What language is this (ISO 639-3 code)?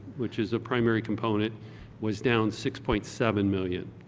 eng